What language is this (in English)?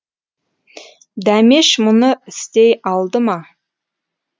Kazakh